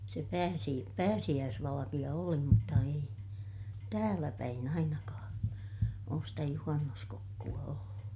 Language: Finnish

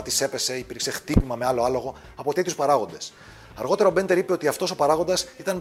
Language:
Greek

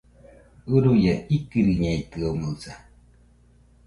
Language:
Nüpode Huitoto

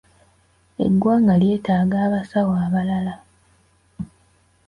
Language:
Ganda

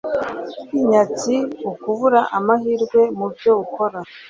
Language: Kinyarwanda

